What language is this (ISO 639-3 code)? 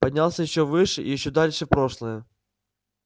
rus